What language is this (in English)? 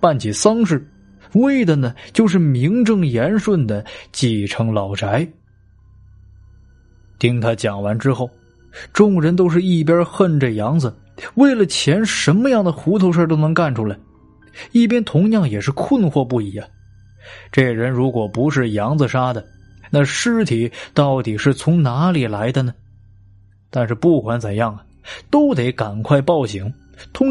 Chinese